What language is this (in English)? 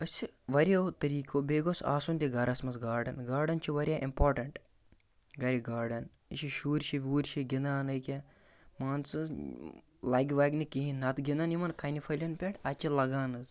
Kashmiri